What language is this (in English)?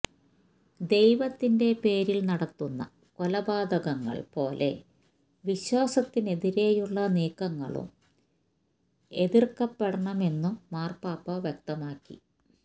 Malayalam